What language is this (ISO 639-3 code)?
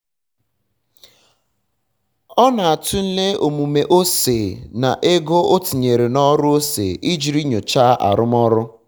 ibo